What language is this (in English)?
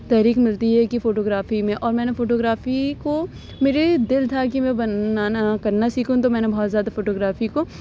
Urdu